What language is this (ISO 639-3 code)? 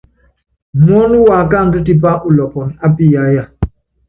yav